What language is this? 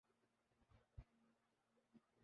Urdu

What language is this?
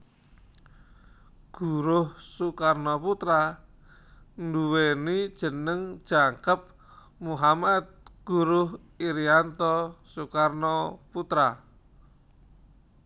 Javanese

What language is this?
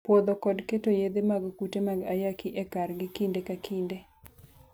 Luo (Kenya and Tanzania)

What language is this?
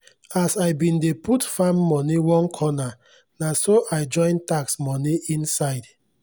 Nigerian Pidgin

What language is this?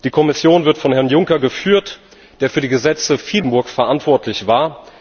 German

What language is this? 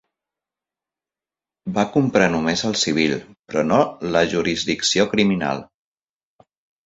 Catalan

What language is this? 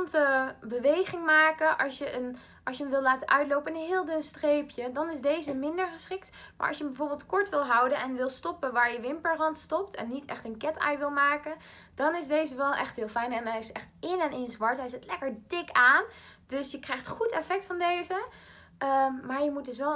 Dutch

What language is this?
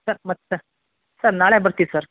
Kannada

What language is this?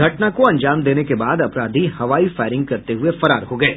Hindi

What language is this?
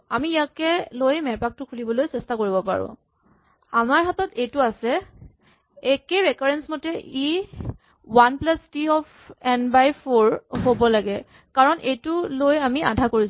Assamese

